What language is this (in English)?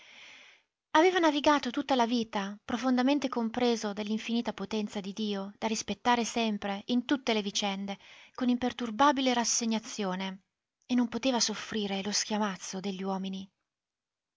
Italian